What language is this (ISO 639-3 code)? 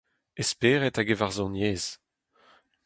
bre